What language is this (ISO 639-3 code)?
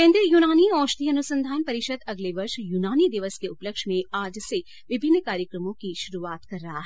hin